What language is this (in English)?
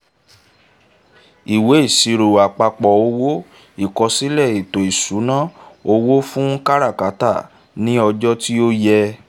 Yoruba